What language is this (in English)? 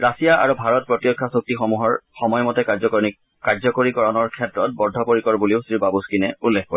Assamese